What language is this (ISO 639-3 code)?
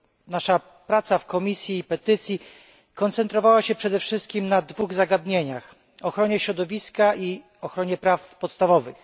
pol